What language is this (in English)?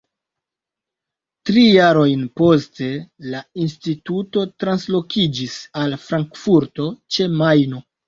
Esperanto